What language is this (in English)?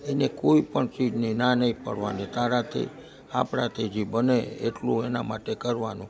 Gujarati